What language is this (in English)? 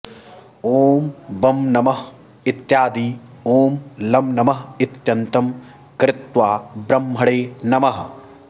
Sanskrit